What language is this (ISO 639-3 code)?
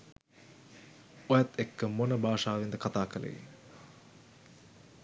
sin